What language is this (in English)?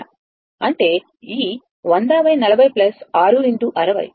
Telugu